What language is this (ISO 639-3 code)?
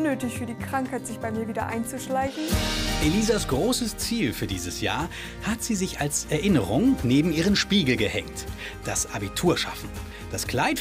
deu